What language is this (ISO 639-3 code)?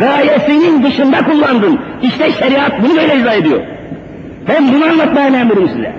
tur